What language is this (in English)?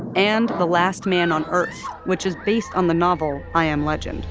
English